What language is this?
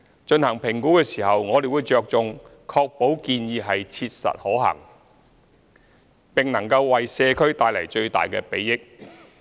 Cantonese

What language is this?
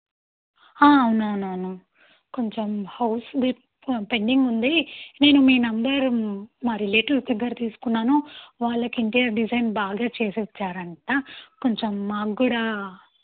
Telugu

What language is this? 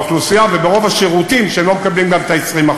Hebrew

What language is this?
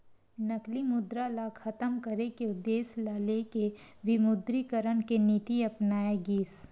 Chhattisgarhi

